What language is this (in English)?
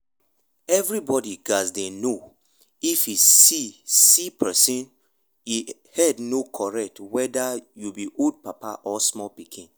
Nigerian Pidgin